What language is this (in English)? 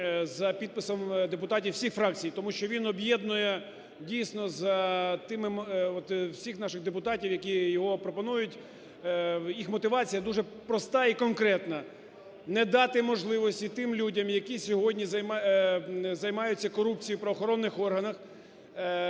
Ukrainian